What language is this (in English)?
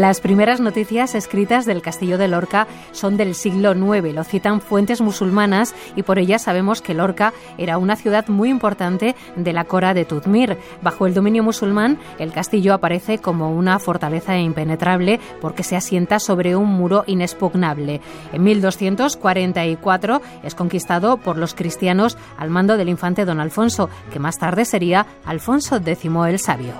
Spanish